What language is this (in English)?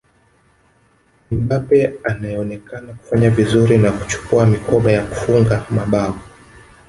Swahili